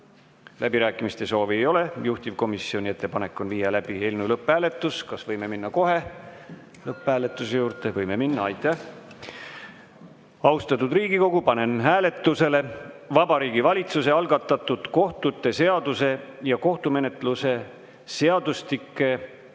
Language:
Estonian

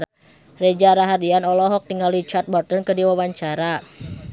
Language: Sundanese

